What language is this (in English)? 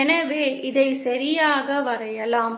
Tamil